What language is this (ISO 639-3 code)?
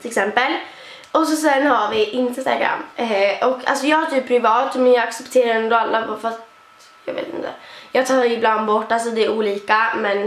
swe